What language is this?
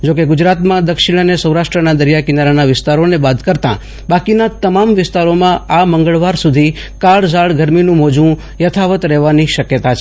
Gujarati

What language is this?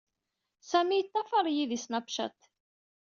Kabyle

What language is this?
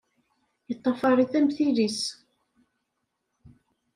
Kabyle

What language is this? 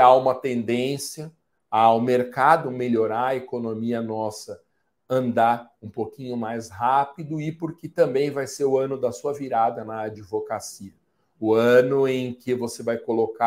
Portuguese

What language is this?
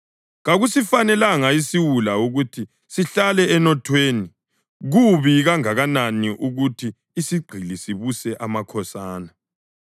North Ndebele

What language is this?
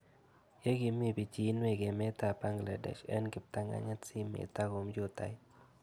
Kalenjin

